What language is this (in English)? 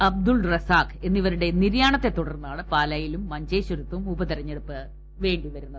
Malayalam